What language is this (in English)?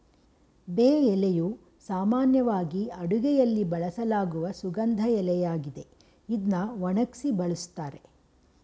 Kannada